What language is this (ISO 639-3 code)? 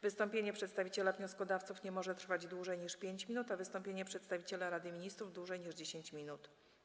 pol